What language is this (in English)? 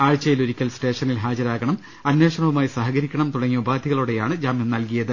Malayalam